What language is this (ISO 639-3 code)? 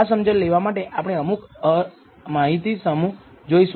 guj